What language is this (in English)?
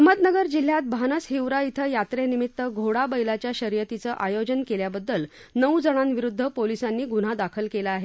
Marathi